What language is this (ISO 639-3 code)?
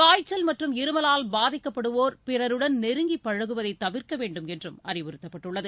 tam